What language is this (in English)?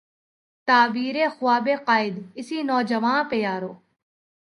Urdu